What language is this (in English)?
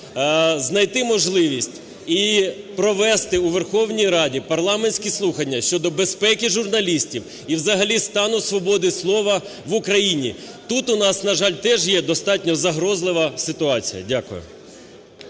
Ukrainian